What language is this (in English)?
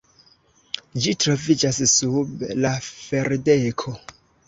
Esperanto